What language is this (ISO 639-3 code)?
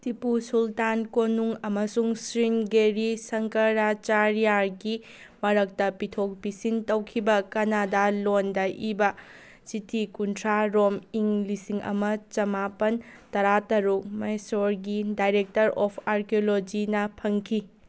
mni